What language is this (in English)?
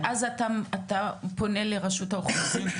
Hebrew